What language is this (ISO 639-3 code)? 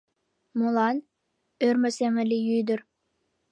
chm